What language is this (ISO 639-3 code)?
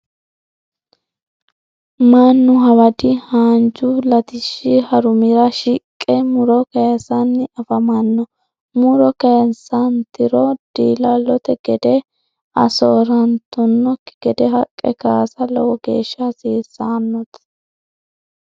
sid